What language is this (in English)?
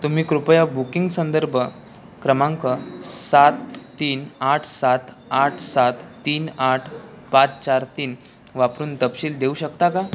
Marathi